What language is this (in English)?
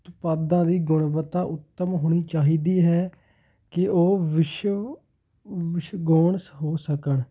Punjabi